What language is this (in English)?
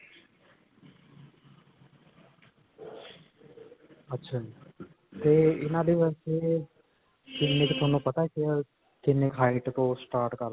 Punjabi